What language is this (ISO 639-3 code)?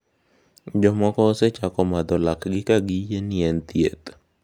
luo